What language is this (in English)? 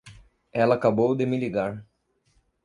Portuguese